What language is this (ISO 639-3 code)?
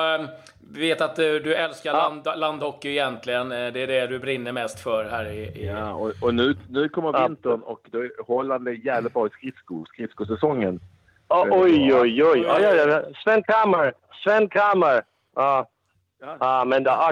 swe